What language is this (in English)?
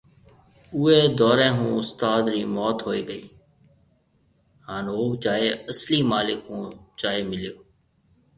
Marwari (Pakistan)